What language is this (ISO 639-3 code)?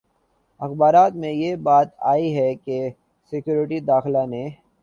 urd